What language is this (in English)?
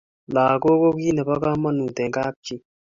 Kalenjin